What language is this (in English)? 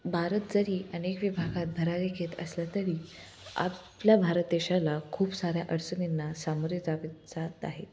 Marathi